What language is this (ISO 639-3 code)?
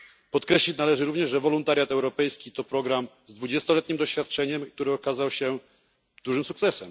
pol